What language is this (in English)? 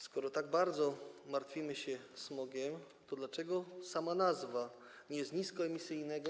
Polish